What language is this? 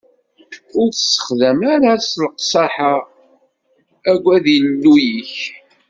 Kabyle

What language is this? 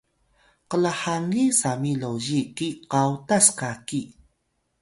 Atayal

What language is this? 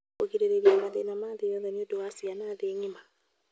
Kikuyu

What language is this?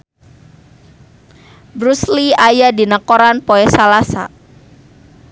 Sundanese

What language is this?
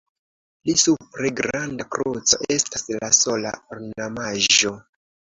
Esperanto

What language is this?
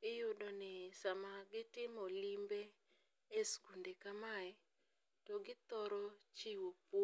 Luo (Kenya and Tanzania)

